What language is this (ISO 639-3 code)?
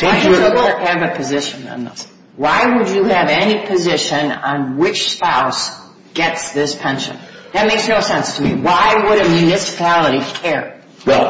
eng